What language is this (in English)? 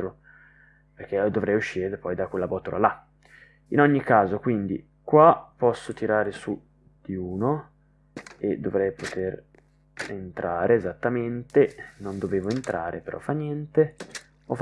Italian